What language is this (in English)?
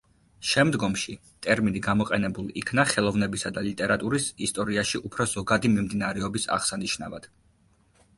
Georgian